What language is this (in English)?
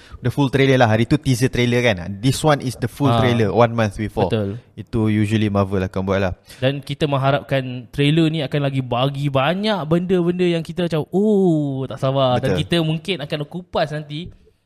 Malay